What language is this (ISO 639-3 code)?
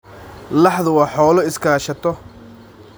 som